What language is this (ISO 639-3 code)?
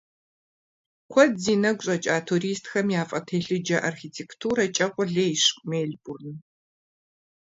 kbd